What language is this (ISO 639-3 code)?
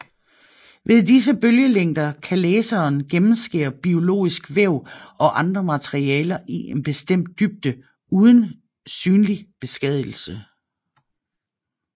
dan